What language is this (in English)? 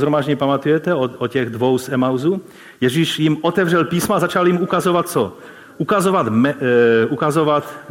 Czech